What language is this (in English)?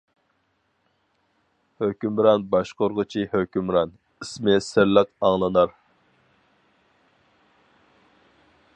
Uyghur